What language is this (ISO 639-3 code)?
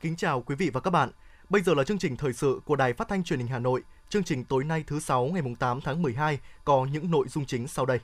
vie